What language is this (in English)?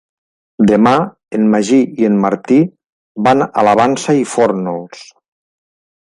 Catalan